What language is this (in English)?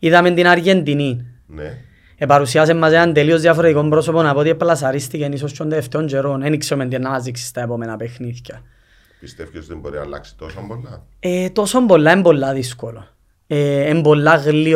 Greek